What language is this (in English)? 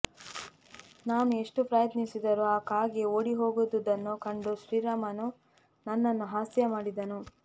Kannada